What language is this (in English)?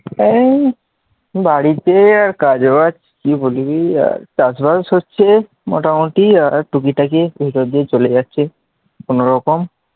Bangla